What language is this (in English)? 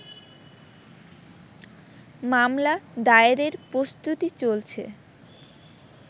Bangla